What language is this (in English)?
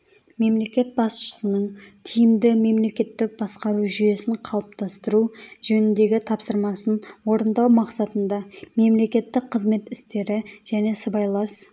Kazakh